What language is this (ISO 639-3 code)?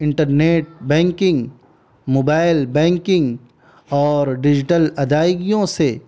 urd